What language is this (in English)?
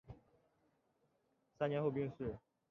Chinese